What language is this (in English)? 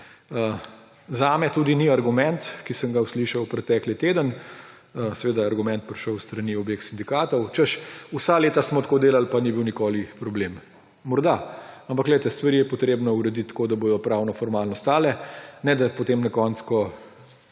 Slovenian